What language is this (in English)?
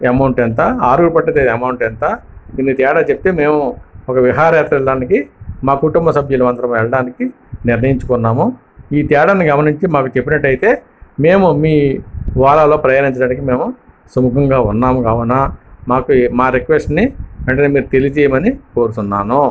Telugu